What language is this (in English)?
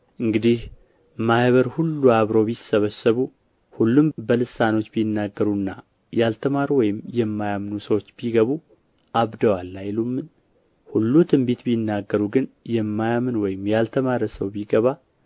Amharic